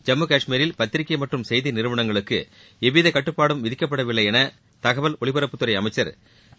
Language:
Tamil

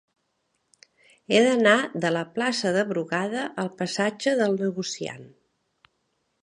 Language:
Catalan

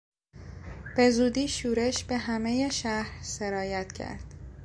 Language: Persian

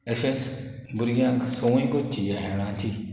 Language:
Konkani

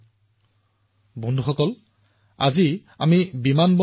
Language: Assamese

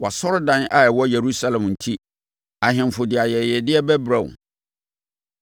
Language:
Akan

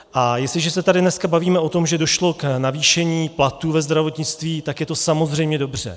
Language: Czech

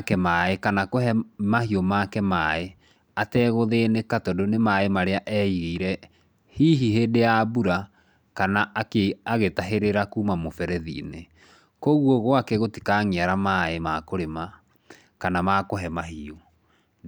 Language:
Kikuyu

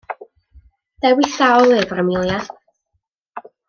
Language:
Welsh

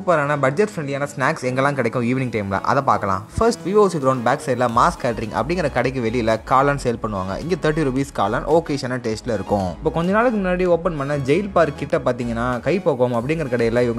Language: Indonesian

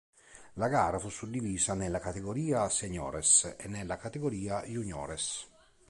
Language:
Italian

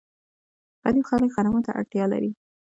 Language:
Pashto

